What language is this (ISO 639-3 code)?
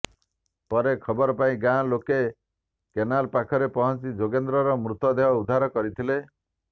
ori